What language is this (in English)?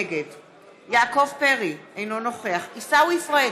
Hebrew